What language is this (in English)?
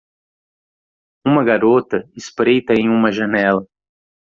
Portuguese